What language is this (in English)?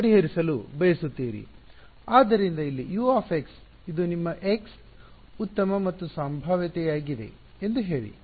Kannada